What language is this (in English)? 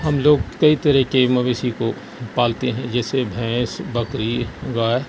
Urdu